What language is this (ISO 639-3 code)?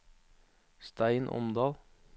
nor